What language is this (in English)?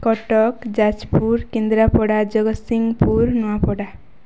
Odia